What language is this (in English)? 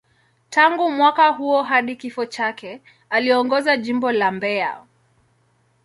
Swahili